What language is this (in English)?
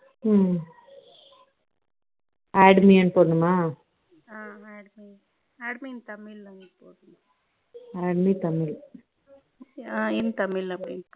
Tamil